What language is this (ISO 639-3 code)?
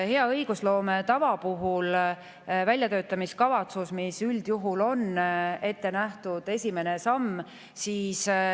est